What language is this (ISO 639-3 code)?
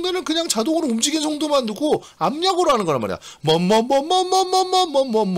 kor